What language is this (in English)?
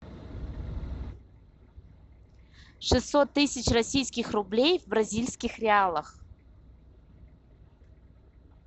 Russian